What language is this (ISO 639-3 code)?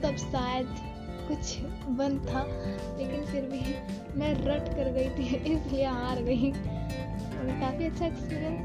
hin